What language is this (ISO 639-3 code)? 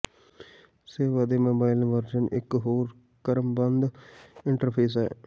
pan